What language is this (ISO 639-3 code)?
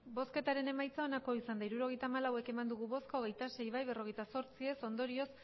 eus